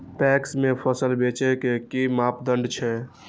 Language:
Maithili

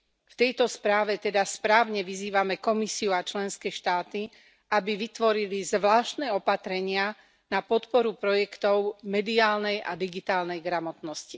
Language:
Slovak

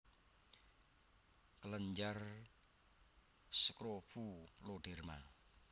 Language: Javanese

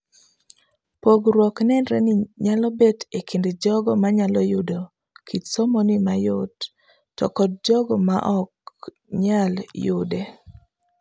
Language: Luo (Kenya and Tanzania)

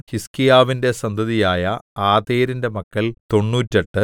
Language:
Malayalam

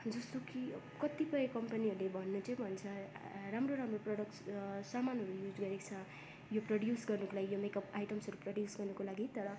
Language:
Nepali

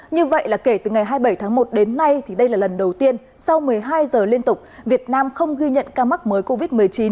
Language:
Vietnamese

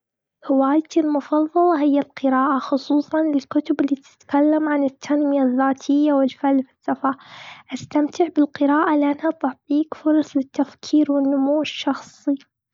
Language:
Gulf Arabic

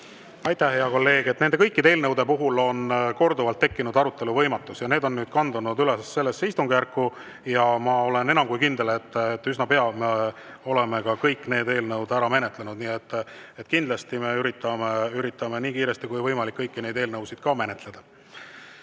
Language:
Estonian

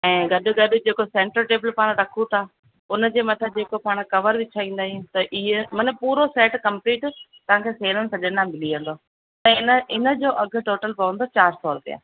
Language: Sindhi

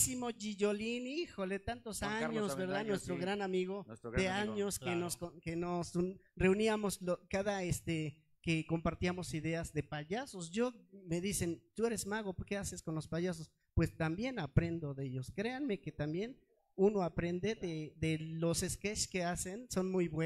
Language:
Spanish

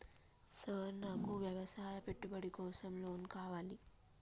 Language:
Telugu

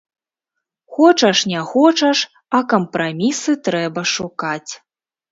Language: Belarusian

